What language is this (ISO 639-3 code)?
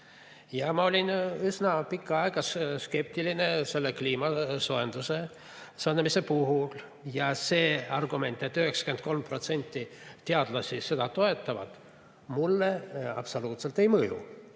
est